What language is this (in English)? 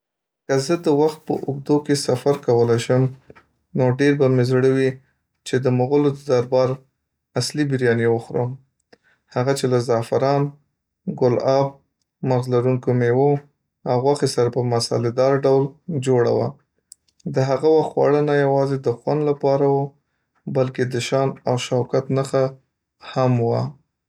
Pashto